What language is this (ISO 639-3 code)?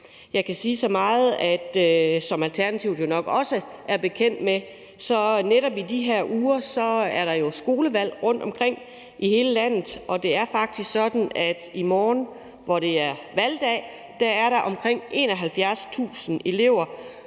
dan